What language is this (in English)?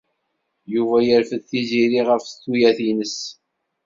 Kabyle